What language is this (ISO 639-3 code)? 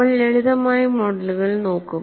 mal